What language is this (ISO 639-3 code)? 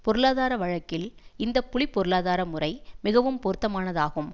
tam